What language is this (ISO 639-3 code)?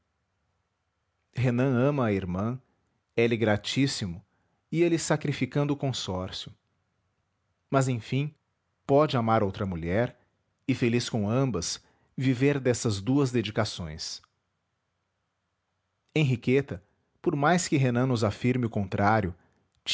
por